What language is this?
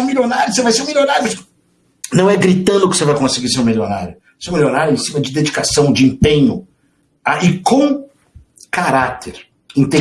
Portuguese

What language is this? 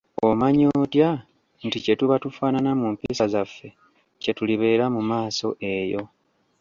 Ganda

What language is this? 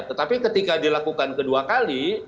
Indonesian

